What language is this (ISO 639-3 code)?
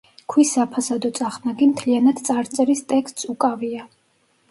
kat